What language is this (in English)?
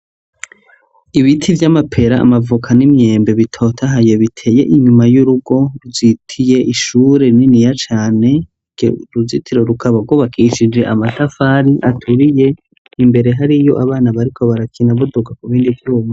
Rundi